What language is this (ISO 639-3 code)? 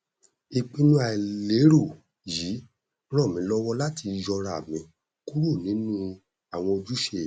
yor